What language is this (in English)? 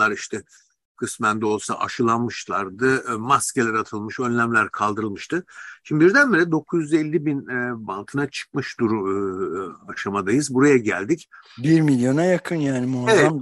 Turkish